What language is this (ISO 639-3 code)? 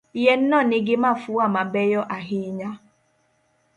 luo